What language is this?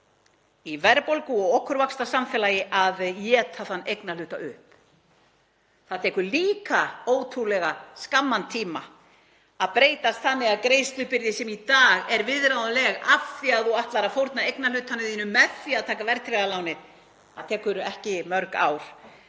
Icelandic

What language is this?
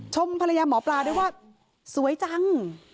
Thai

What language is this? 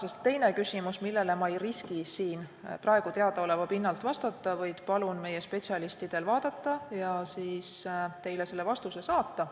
Estonian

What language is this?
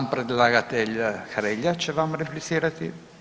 Croatian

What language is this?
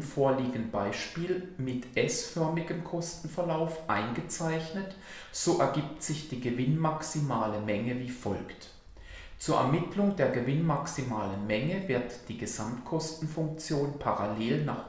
German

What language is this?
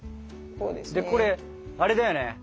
Japanese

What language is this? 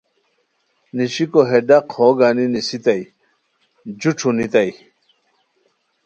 Khowar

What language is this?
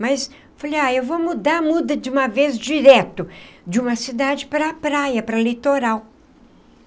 Portuguese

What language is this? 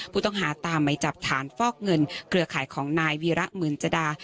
Thai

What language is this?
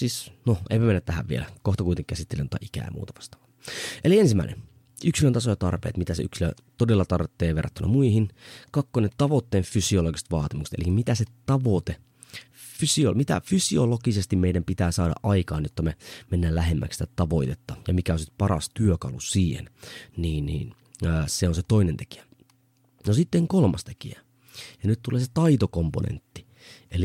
Finnish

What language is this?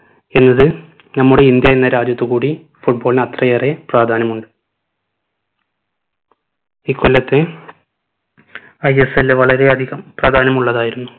Malayalam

